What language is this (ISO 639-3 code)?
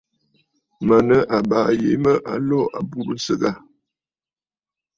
bfd